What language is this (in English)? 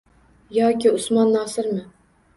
Uzbek